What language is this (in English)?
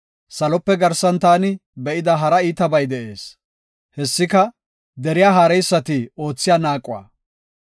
Gofa